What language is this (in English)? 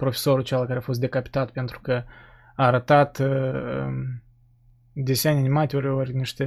Romanian